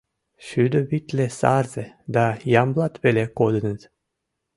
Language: Mari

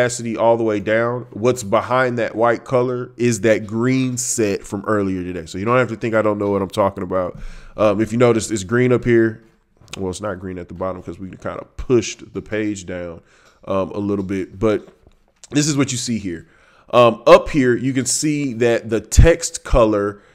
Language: English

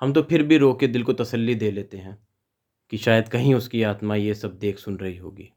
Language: Hindi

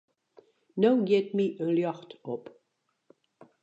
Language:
Western Frisian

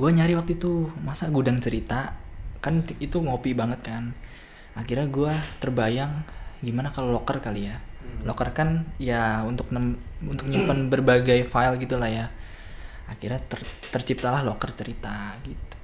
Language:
Indonesian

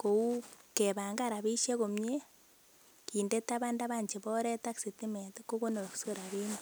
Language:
Kalenjin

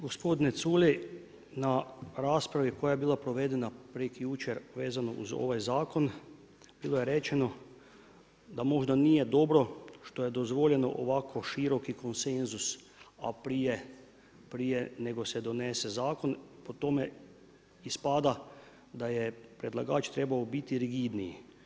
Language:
Croatian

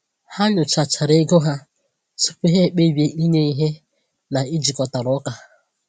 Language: Igbo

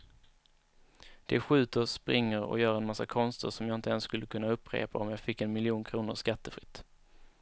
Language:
Swedish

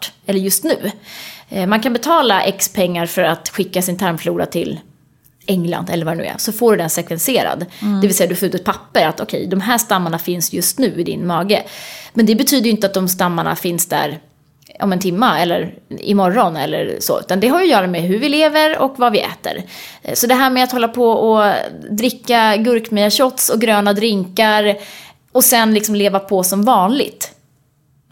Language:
Swedish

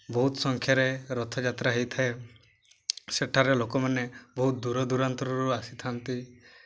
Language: Odia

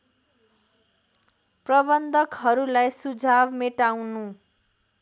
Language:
Nepali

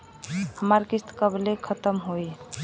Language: Bhojpuri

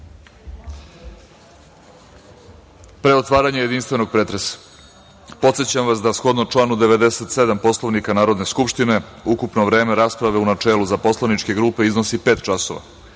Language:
Serbian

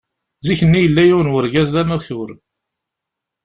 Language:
Kabyle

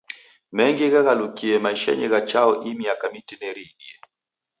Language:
Taita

